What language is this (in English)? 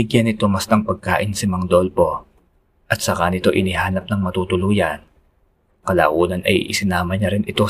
Filipino